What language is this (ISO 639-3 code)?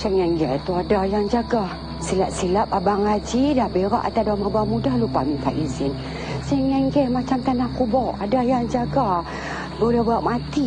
msa